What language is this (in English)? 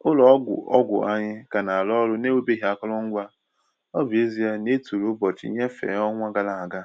Igbo